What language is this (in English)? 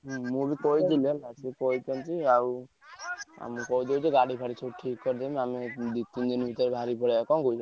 Odia